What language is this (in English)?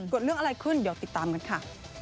Thai